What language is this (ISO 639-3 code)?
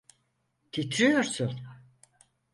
tur